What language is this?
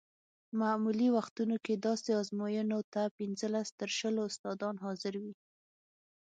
Pashto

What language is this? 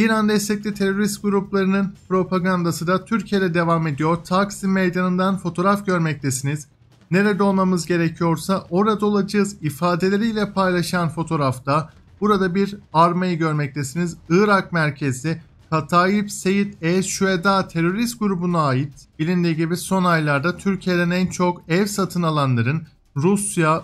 Turkish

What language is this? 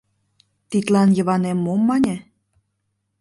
Mari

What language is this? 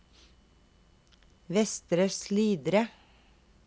Norwegian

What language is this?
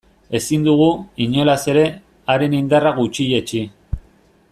Basque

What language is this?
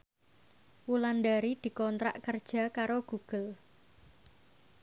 Javanese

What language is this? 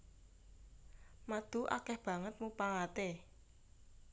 Javanese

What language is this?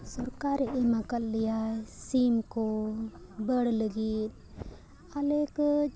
Santali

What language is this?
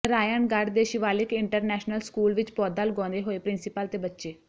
Punjabi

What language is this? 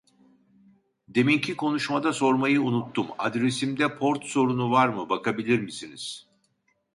Turkish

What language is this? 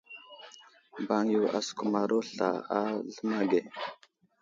Wuzlam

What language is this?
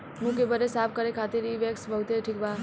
Bhojpuri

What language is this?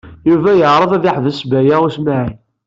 Kabyle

